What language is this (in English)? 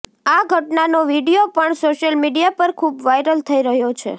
Gujarati